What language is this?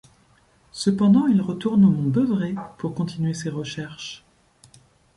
French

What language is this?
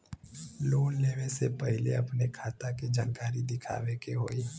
Bhojpuri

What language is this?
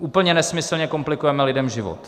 Czech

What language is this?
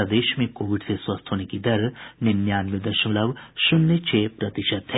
Hindi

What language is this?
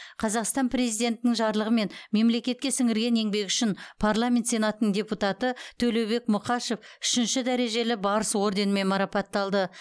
Kazakh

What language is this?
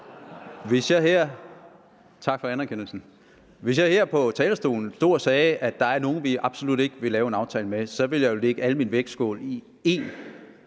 Danish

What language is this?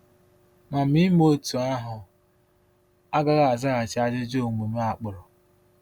Igbo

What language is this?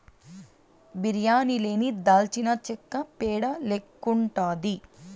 Telugu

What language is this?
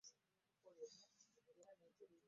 Ganda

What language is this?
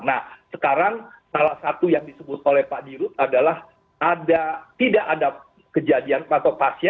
Indonesian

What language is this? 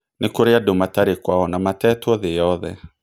Kikuyu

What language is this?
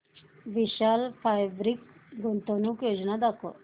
Marathi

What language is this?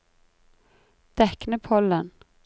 Norwegian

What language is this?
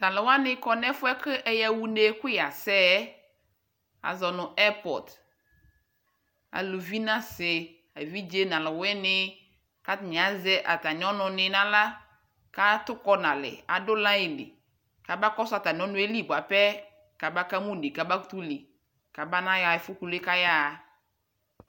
Ikposo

